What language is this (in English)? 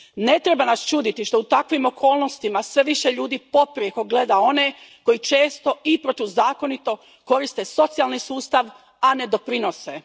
Croatian